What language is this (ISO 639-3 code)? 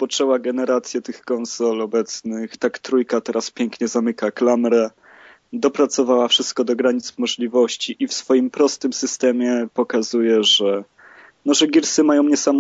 pol